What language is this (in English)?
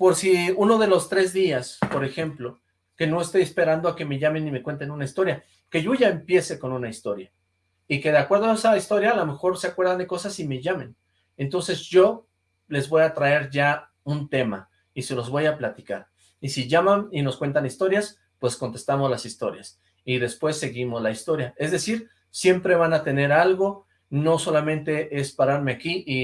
Spanish